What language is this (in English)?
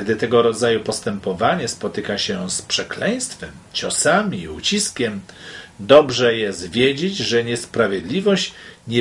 Polish